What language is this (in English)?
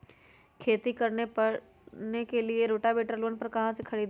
Magahi